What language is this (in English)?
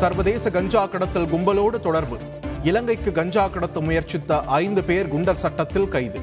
Tamil